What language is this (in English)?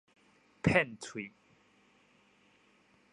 Min Nan Chinese